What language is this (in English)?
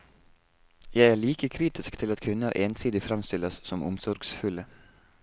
Norwegian